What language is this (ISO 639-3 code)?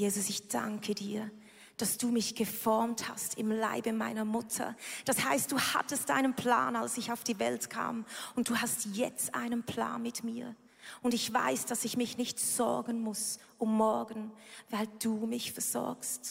deu